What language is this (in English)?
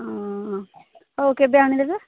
Odia